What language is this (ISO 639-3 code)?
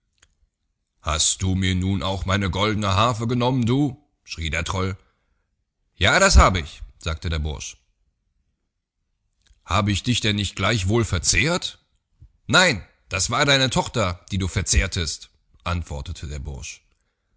deu